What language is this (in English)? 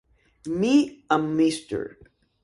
Spanish